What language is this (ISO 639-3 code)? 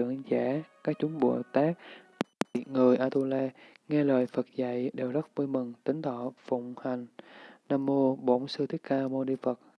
vie